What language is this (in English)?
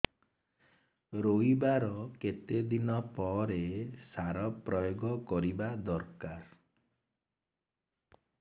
Odia